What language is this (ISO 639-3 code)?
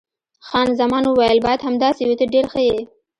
pus